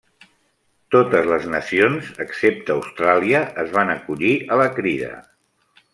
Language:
Catalan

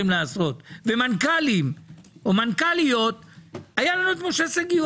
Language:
Hebrew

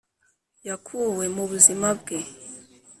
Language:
Kinyarwanda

